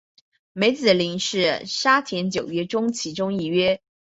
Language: Chinese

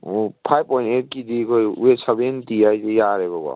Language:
Manipuri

